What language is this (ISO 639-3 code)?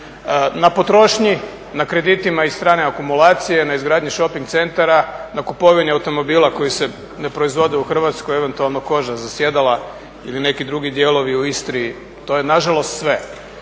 hrv